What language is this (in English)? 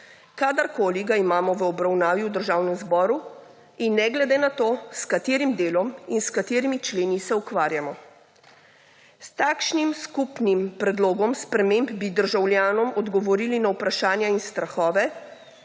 Slovenian